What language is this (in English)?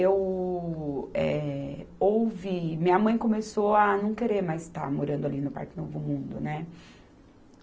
Portuguese